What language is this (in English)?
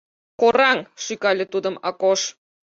Mari